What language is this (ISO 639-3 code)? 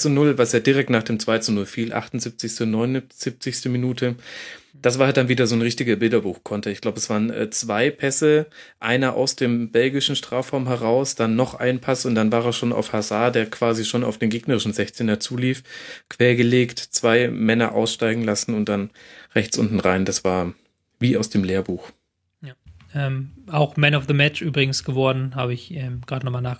deu